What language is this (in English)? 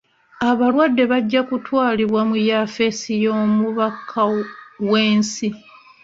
Ganda